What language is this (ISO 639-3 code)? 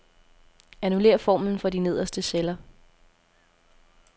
dan